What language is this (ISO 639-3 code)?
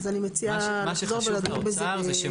heb